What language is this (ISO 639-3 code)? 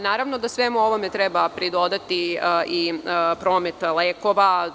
srp